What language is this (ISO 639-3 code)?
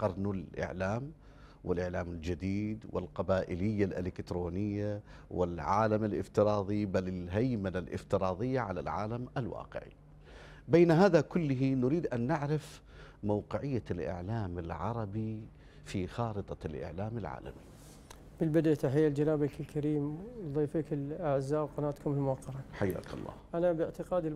ara